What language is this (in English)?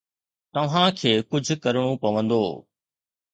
Sindhi